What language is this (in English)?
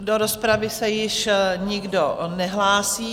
Czech